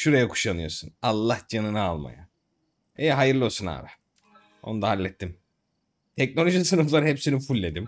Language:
Turkish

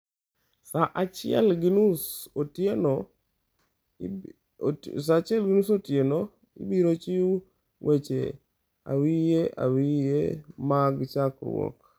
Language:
Luo (Kenya and Tanzania)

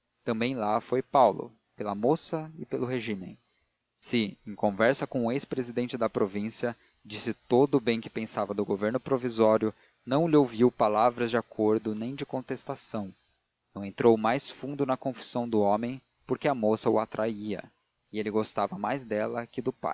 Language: Portuguese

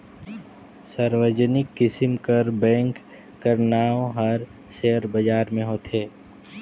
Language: Chhattisgarhi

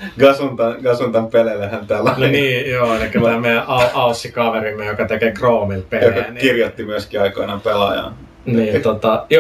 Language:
Finnish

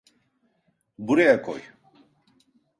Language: Turkish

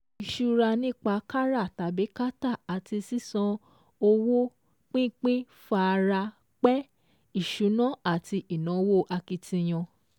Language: Yoruba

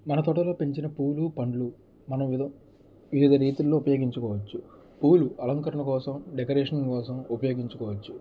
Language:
Telugu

